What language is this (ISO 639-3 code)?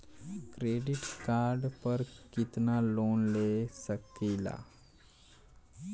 bho